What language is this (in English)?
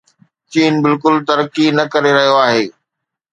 Sindhi